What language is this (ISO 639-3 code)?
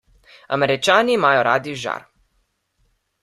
slv